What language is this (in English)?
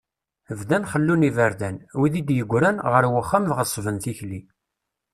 Kabyle